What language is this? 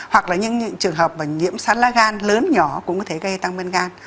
Vietnamese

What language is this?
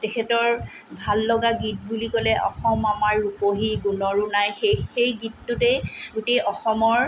Assamese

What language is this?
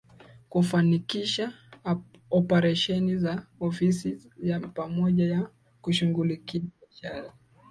Swahili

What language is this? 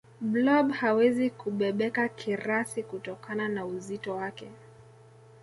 Swahili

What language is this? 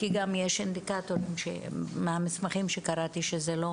Hebrew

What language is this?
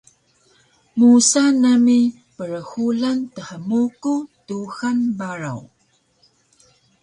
Taroko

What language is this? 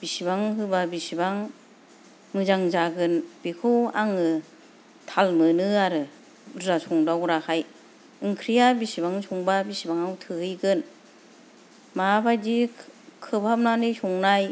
Bodo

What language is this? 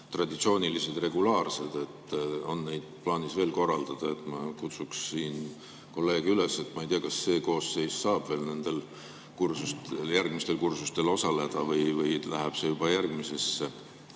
Estonian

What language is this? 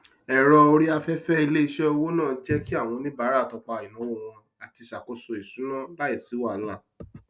Yoruba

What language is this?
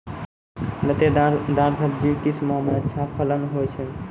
Maithili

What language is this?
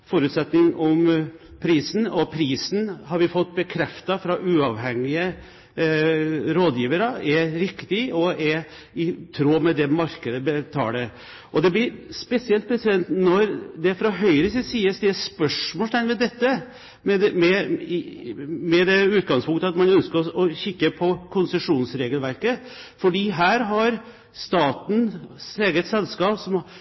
Norwegian Bokmål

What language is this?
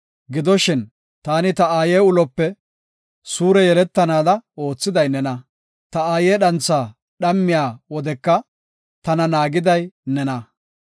Gofa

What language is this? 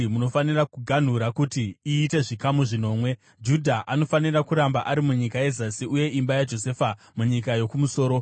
Shona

